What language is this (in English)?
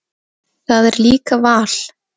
Icelandic